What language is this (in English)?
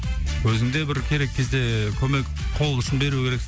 Kazakh